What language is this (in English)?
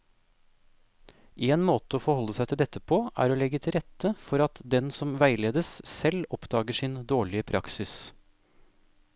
Norwegian